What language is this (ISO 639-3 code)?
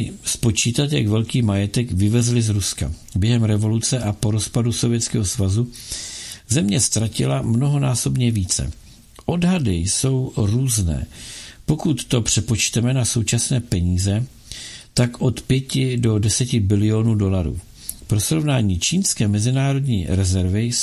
ces